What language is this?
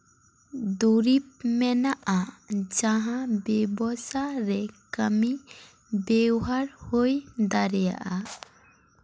Santali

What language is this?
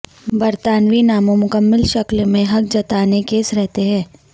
Urdu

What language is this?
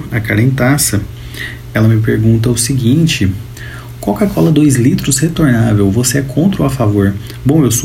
Portuguese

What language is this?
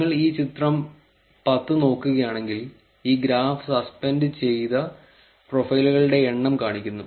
Malayalam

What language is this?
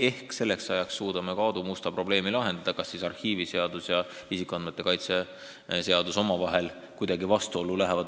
Estonian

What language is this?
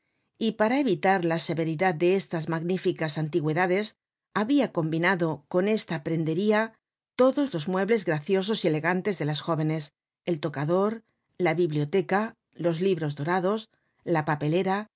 Spanish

